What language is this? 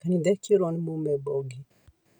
Kikuyu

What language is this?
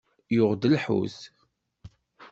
Kabyle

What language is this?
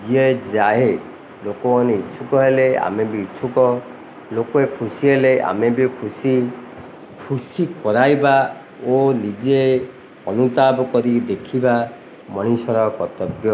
Odia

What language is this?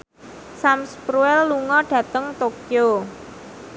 Javanese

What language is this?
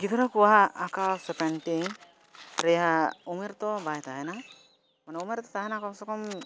Santali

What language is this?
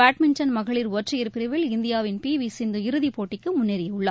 Tamil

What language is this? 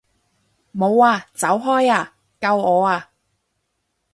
Cantonese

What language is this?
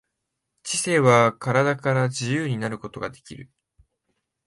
Japanese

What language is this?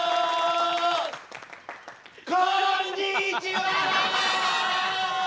Japanese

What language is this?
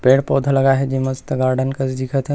Chhattisgarhi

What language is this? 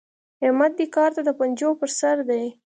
Pashto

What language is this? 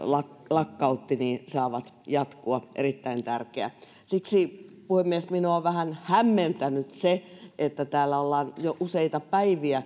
Finnish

